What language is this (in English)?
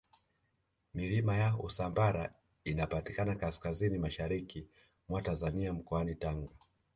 Swahili